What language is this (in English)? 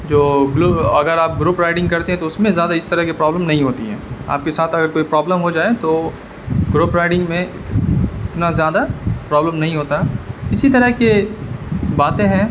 Urdu